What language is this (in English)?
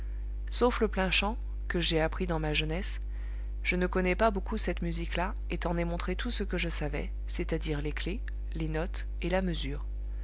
French